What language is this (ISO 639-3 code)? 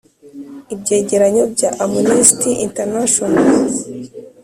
kin